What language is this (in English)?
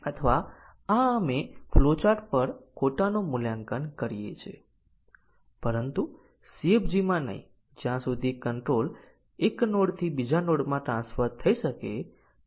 Gujarati